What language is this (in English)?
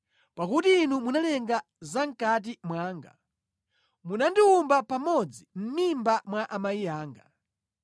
Nyanja